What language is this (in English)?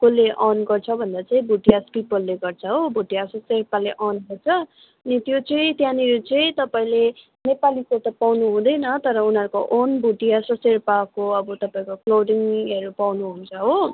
Nepali